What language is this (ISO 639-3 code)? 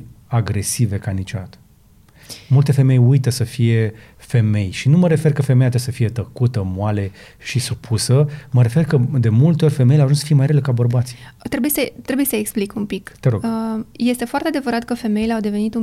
ron